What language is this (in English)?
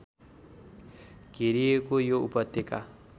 Nepali